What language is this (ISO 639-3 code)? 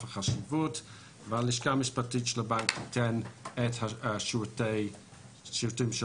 heb